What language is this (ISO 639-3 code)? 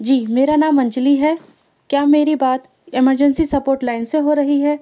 urd